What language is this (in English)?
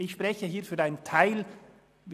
Swiss German